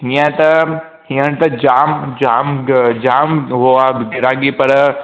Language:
Sindhi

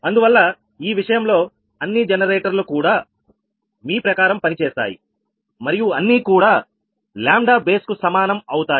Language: Telugu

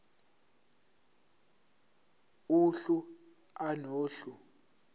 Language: Zulu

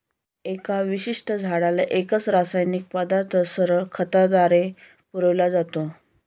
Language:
Marathi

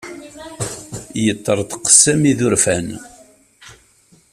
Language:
Kabyle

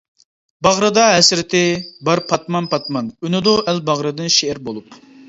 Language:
Uyghur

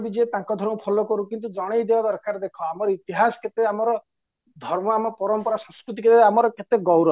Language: Odia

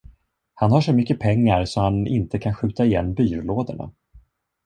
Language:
Swedish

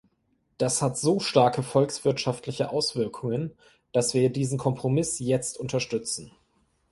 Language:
German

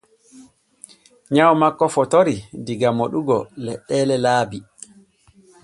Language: Borgu Fulfulde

